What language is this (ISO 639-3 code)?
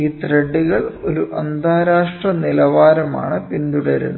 mal